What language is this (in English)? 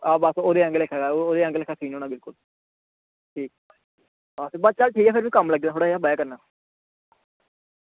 Dogri